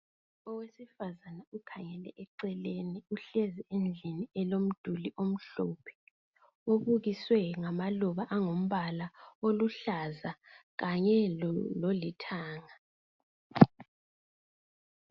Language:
North Ndebele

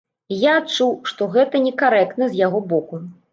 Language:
Belarusian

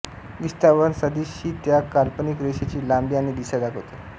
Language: Marathi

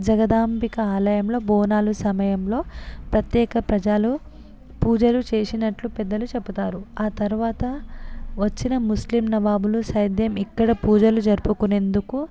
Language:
Telugu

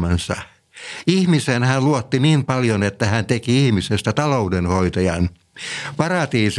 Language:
Finnish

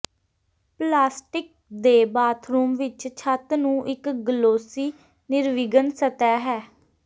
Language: Punjabi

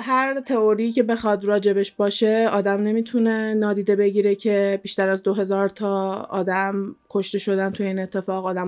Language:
Persian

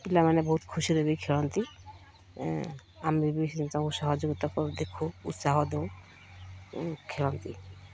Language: Odia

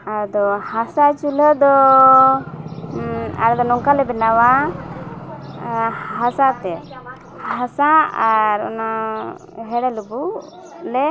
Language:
Santali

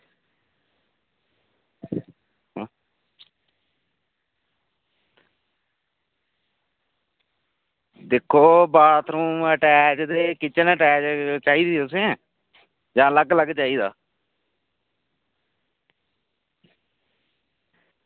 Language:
Dogri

